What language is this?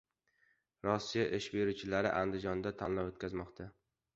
Uzbek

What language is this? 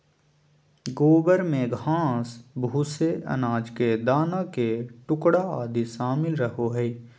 Magahi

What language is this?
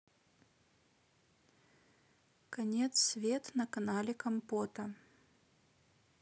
Russian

